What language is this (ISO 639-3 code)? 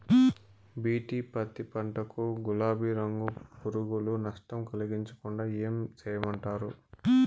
tel